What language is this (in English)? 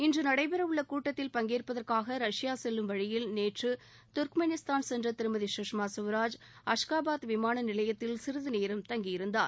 Tamil